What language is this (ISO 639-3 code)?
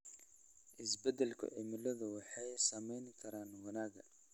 som